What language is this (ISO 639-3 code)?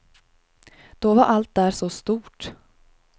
swe